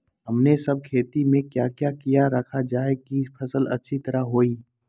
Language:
Magahi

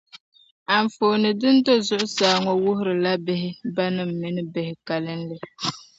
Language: Dagbani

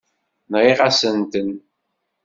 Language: Kabyle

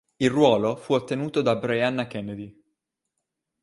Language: Italian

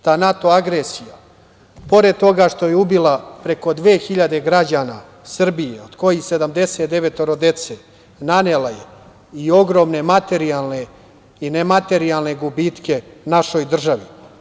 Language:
Serbian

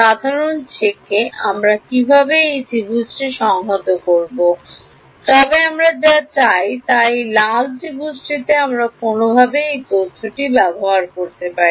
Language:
Bangla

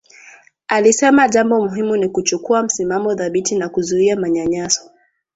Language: Swahili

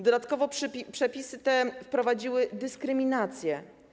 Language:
Polish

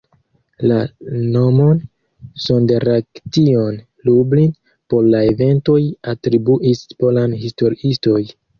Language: Esperanto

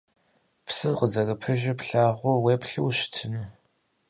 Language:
Kabardian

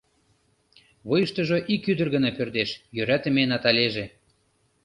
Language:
Mari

